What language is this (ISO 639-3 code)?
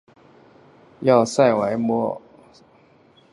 zho